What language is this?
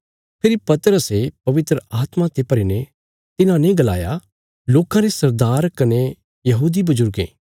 Bilaspuri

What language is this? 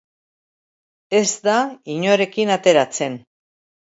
Basque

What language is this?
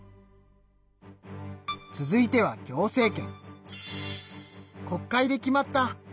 Japanese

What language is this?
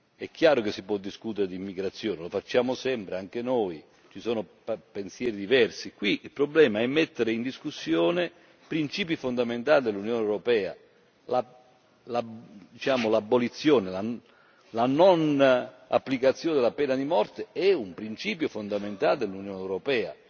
Italian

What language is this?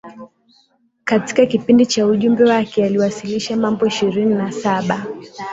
Swahili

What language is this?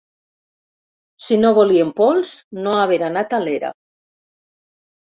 Catalan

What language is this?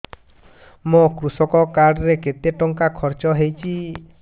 Odia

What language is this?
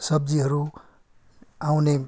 Nepali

